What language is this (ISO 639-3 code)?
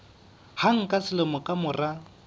sot